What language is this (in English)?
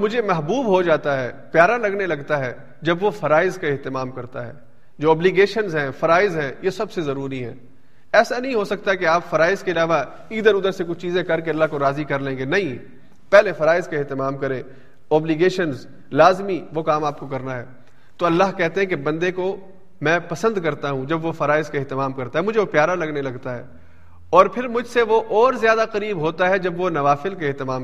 Urdu